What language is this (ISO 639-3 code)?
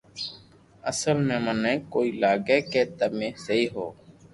lrk